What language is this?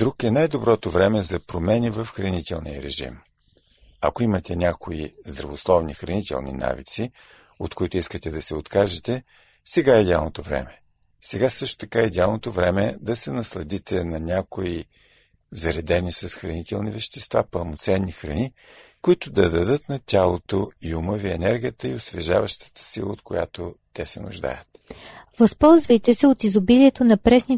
Bulgarian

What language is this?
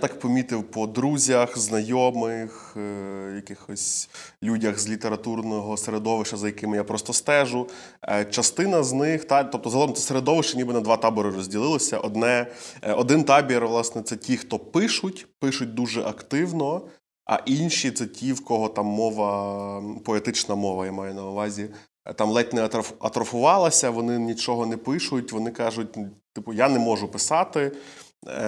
Ukrainian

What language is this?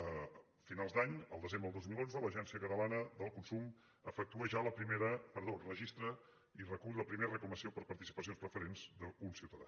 Catalan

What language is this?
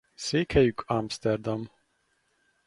Hungarian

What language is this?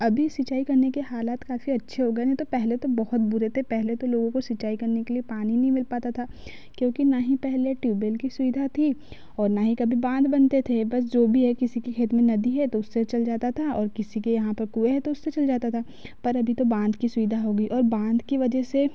Hindi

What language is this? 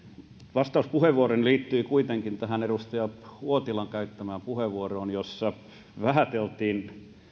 Finnish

